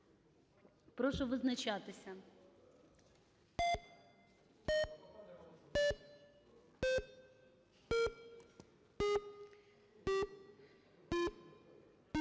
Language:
Ukrainian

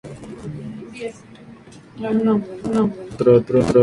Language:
Spanish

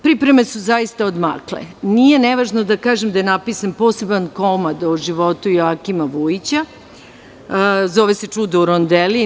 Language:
Serbian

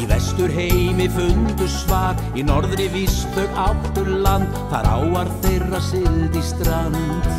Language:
Romanian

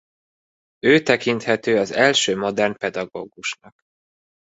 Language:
Hungarian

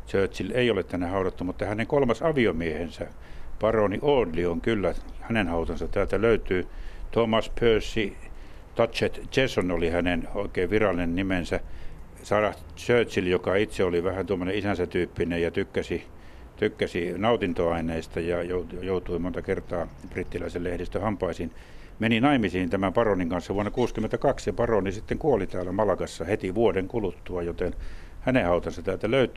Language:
Finnish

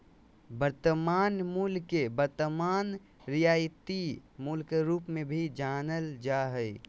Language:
Magahi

